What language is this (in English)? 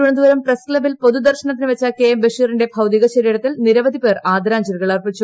Malayalam